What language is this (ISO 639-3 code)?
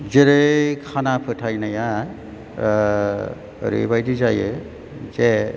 brx